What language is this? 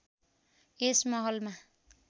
Nepali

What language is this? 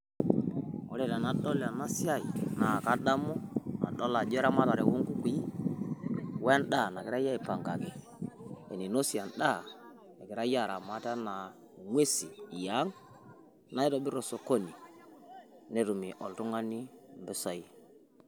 Masai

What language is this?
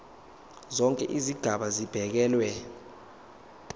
Zulu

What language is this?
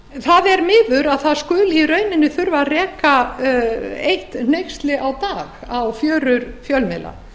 Icelandic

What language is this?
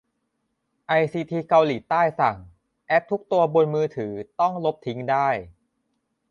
Thai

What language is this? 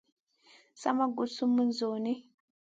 Masana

